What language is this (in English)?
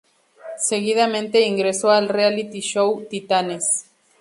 Spanish